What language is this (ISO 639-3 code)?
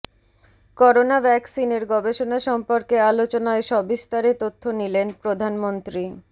ben